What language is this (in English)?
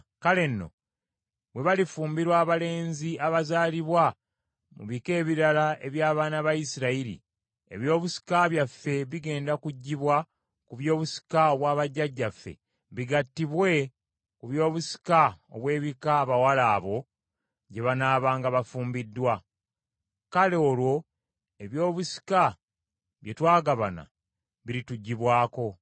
Ganda